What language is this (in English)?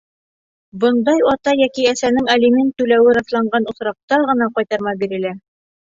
Bashkir